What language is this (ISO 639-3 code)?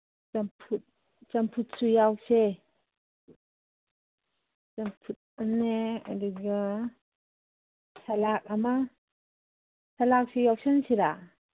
mni